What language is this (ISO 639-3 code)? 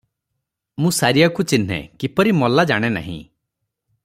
ori